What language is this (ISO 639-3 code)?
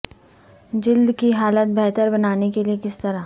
urd